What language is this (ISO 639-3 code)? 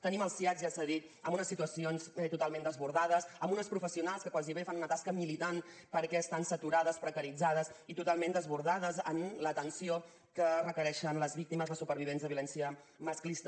cat